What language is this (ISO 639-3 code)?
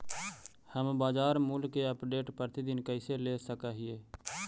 mag